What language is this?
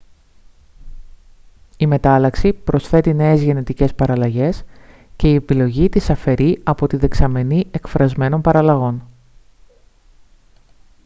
Greek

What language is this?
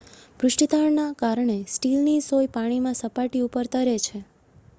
Gujarati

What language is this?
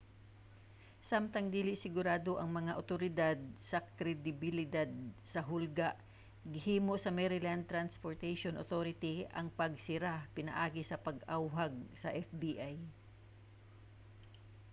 Cebuano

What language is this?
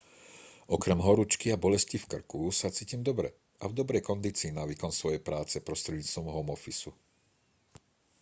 Slovak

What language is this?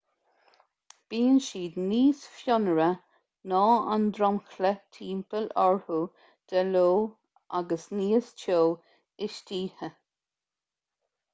Irish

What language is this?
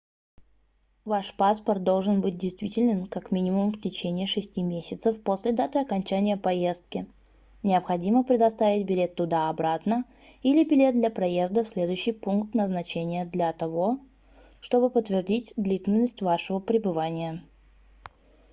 Russian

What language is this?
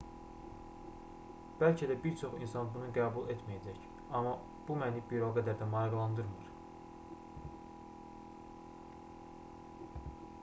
Azerbaijani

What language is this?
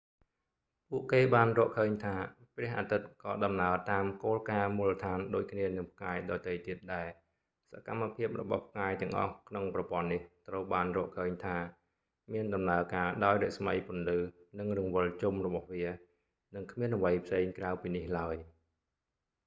Khmer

